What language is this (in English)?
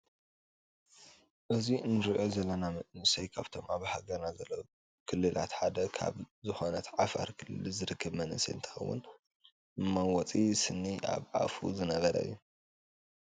Tigrinya